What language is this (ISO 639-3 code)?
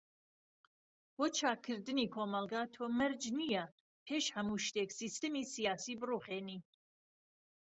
ckb